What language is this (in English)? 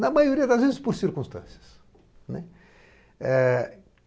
Portuguese